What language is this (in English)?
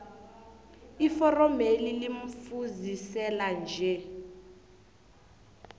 South Ndebele